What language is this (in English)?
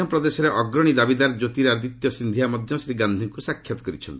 Odia